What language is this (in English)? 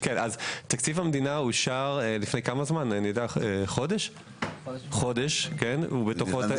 Hebrew